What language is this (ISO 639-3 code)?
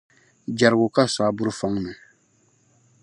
dag